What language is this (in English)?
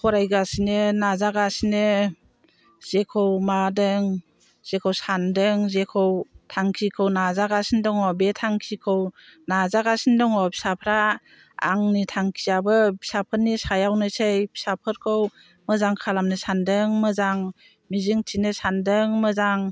Bodo